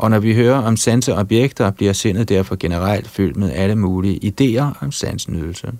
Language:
Danish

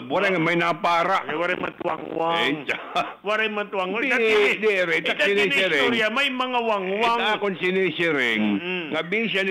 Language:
Filipino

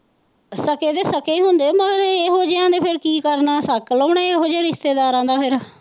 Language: Punjabi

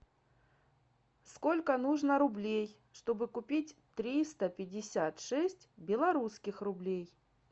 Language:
Russian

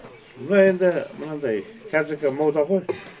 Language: Kazakh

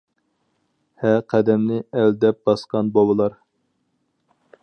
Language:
Uyghur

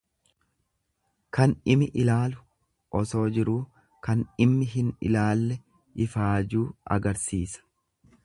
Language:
Oromo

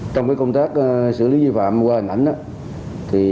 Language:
Vietnamese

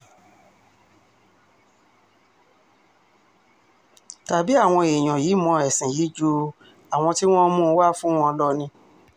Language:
Yoruba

